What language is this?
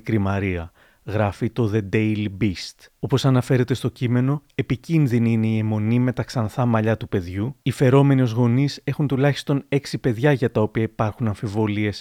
Greek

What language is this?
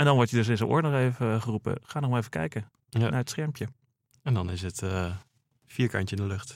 Dutch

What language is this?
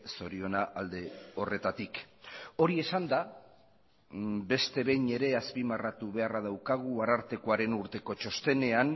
Basque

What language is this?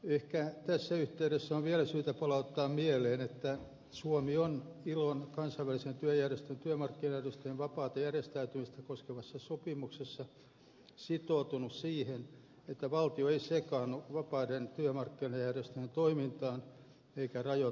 Finnish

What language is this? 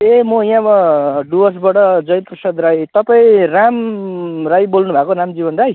Nepali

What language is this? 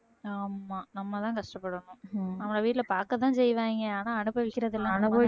Tamil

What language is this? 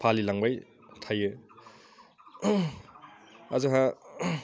Bodo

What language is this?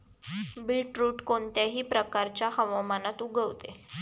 Marathi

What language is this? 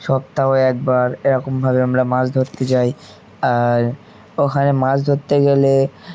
Bangla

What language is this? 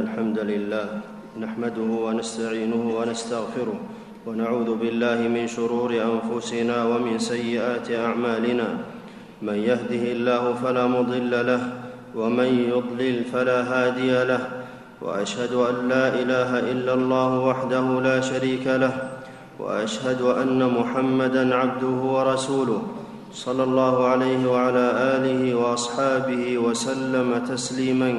Arabic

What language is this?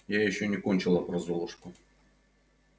Russian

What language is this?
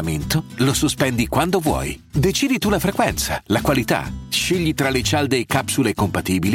Italian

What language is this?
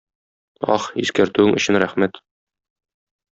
Tatar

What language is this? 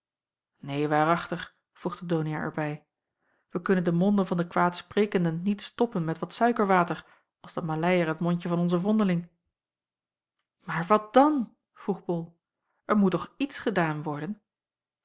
Dutch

